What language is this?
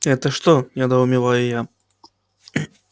Russian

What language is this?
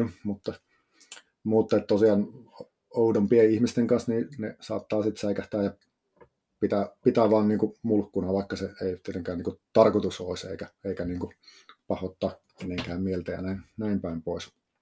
Finnish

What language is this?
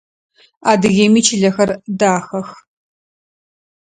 Adyghe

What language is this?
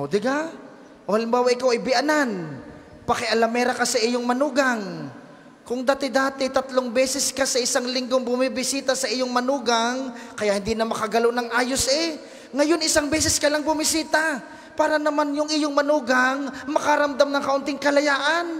Filipino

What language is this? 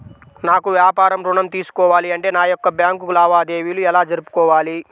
Telugu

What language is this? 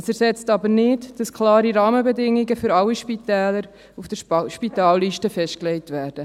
Swiss German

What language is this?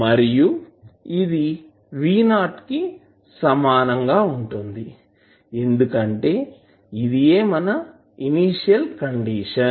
Telugu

